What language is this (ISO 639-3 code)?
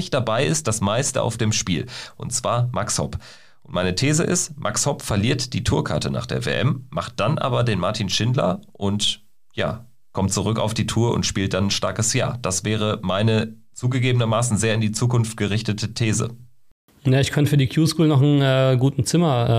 deu